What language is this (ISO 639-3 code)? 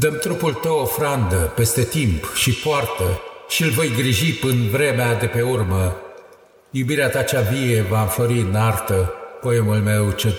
ron